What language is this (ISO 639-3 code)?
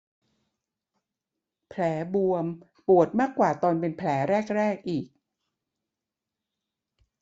tha